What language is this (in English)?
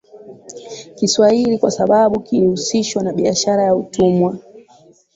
Swahili